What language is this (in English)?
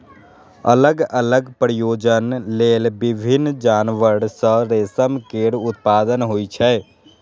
Maithili